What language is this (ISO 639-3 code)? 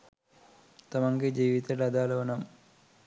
sin